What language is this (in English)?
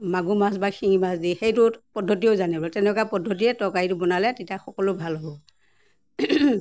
Assamese